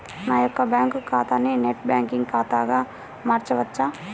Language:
Telugu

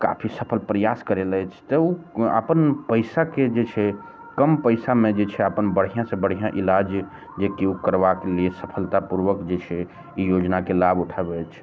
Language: Maithili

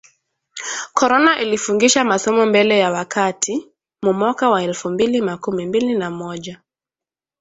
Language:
Swahili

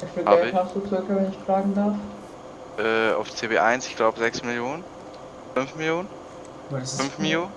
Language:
German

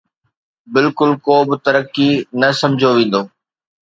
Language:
Sindhi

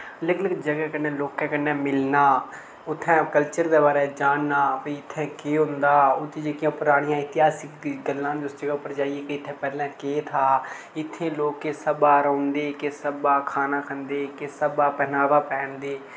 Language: Dogri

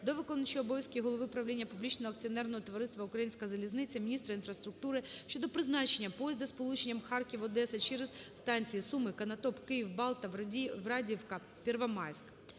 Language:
Ukrainian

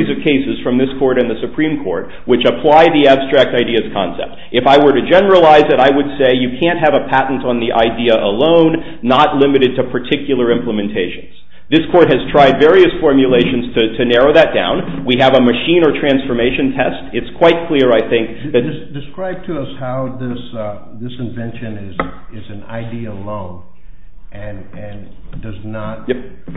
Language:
English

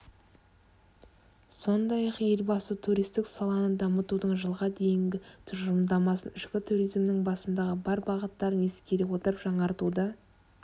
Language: Kazakh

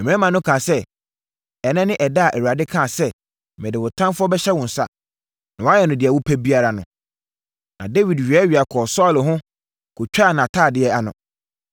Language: Akan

